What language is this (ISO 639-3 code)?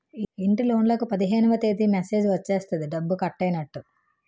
tel